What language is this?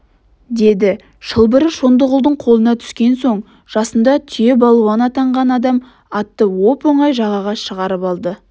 Kazakh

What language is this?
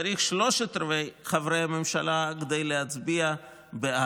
Hebrew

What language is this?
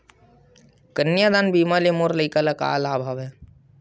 Chhattisgarhi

